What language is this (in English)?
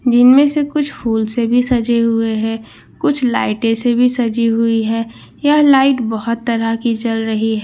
Hindi